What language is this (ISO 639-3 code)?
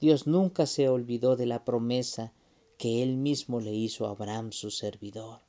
spa